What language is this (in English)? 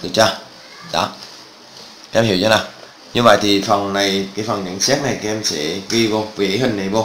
Vietnamese